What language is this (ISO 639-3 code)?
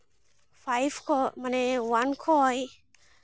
sat